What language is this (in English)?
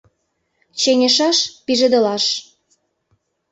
Mari